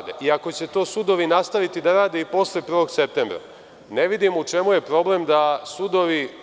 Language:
Serbian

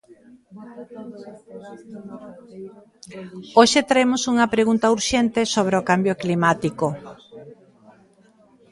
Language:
Galician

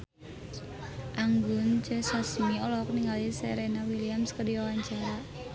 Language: Sundanese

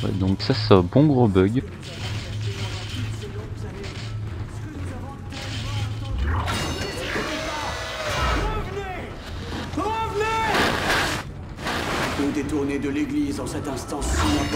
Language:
French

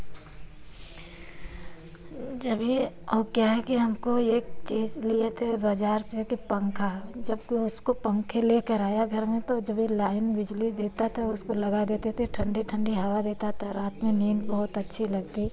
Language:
Hindi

